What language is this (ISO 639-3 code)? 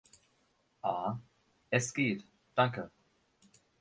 deu